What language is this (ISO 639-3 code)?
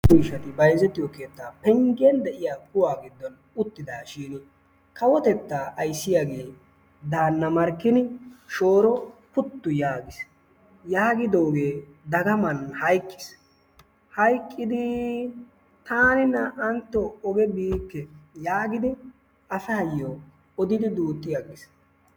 wal